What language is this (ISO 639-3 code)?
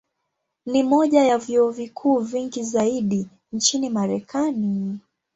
swa